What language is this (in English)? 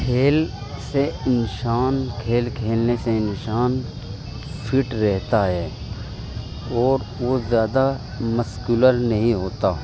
Urdu